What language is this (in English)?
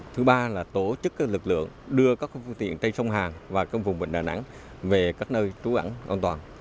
Vietnamese